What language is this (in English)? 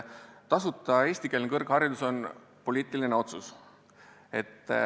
Estonian